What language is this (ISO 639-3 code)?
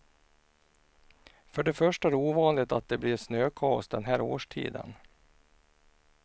swe